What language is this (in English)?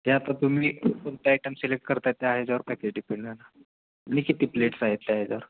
Marathi